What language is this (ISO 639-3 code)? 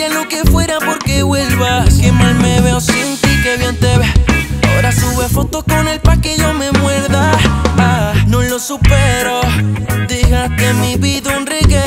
pol